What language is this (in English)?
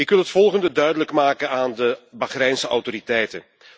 Dutch